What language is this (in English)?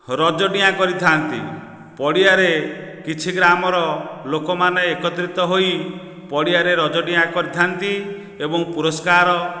Odia